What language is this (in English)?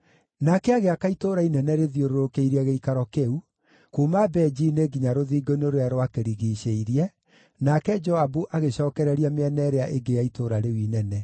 Kikuyu